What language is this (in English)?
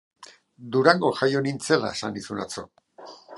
Basque